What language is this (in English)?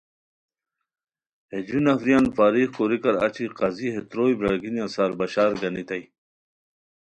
Khowar